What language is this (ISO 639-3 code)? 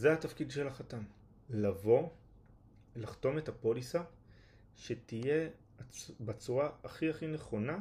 heb